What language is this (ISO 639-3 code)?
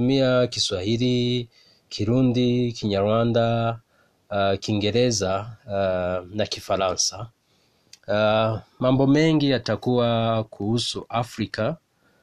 swa